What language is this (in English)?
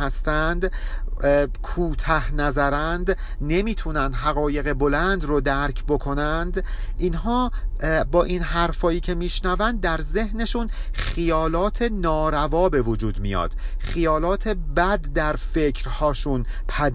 Persian